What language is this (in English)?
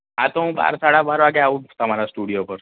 Gujarati